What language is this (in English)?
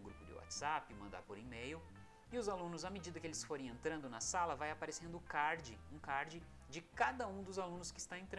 Portuguese